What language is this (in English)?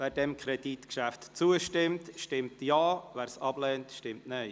Swiss German